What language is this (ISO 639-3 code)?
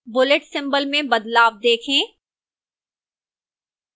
hin